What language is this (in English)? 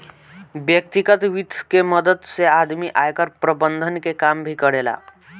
Bhojpuri